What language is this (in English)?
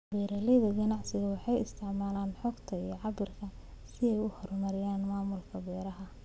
Somali